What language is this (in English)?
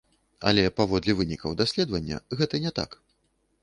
Belarusian